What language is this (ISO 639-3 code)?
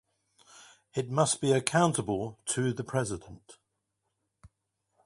eng